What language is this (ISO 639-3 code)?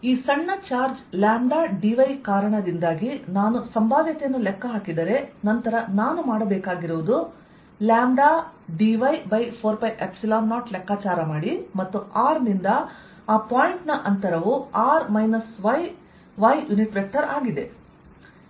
kan